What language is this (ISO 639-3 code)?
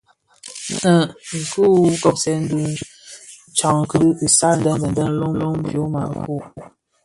ksf